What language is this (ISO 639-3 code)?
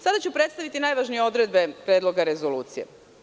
srp